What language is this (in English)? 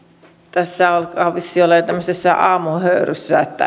Finnish